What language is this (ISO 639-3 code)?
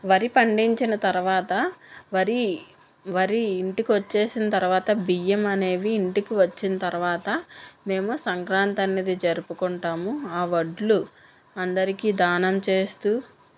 tel